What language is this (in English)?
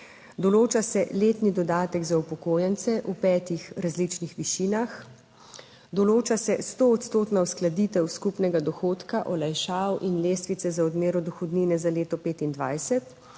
Slovenian